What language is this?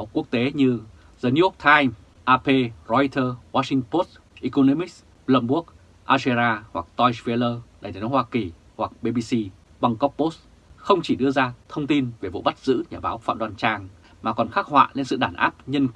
Vietnamese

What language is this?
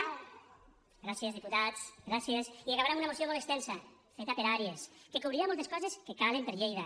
Catalan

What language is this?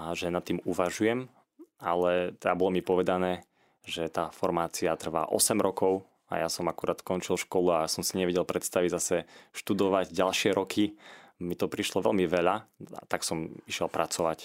Slovak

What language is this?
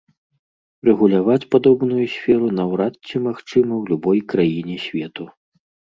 Belarusian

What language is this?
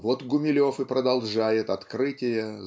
Russian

